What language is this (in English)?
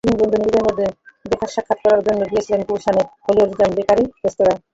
Bangla